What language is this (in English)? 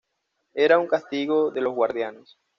Spanish